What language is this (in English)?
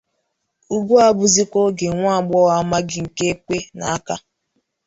Igbo